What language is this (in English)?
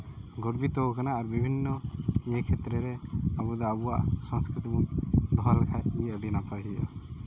Santali